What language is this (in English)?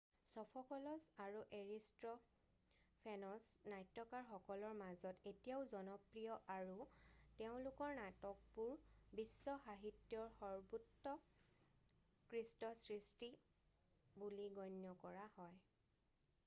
Assamese